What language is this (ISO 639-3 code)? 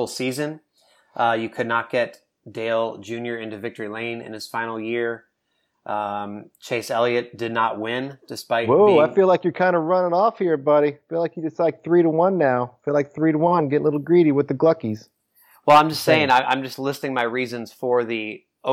eng